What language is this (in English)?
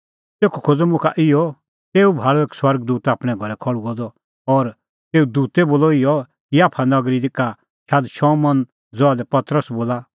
Kullu Pahari